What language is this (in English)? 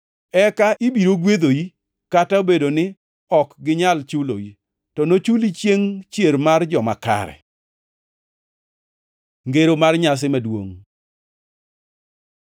Luo (Kenya and Tanzania)